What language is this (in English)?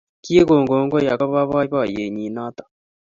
Kalenjin